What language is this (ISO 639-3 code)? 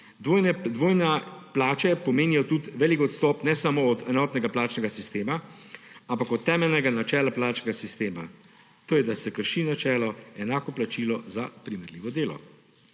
slv